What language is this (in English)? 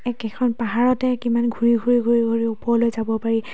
Assamese